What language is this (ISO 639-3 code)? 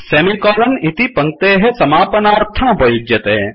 san